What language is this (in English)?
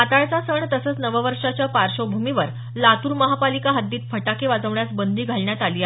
Marathi